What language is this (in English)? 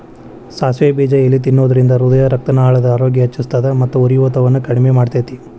Kannada